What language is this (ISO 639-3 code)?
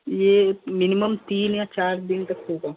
hin